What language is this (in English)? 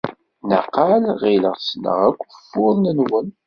Kabyle